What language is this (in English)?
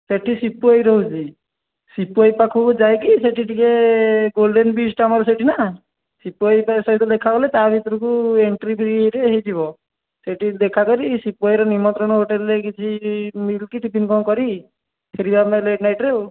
Odia